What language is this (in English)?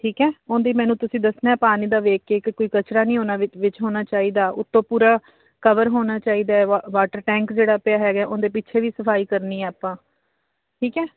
Punjabi